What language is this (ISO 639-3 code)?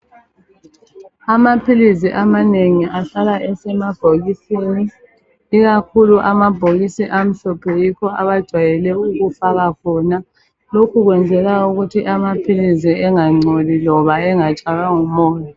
nde